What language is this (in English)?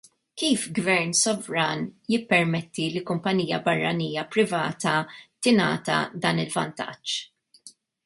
Maltese